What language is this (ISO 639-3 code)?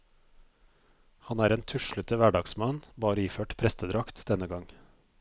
nor